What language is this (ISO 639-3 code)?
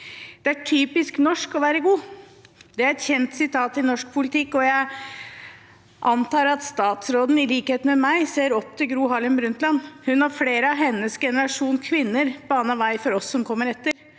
nor